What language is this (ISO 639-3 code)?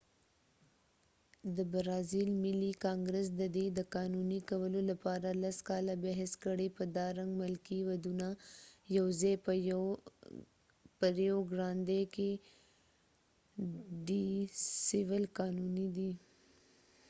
pus